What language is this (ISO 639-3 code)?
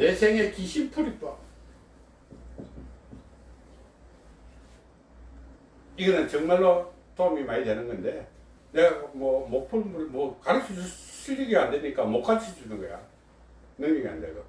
kor